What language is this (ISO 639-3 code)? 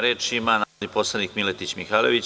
srp